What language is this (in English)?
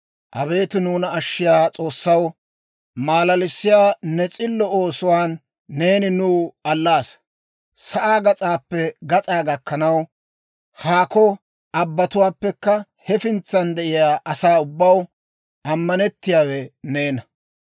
Dawro